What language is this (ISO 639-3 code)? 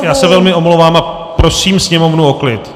ces